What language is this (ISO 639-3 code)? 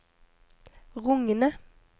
nor